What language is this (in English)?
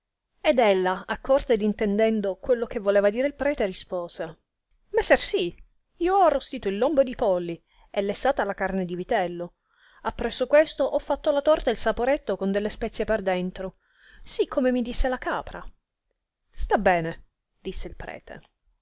Italian